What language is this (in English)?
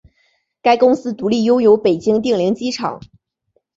Chinese